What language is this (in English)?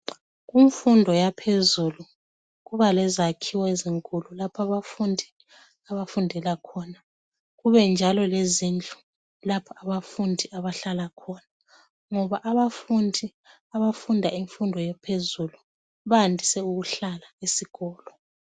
North Ndebele